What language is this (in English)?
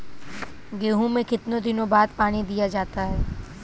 Hindi